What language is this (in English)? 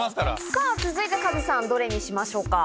Japanese